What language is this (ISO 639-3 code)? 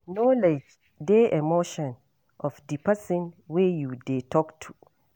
pcm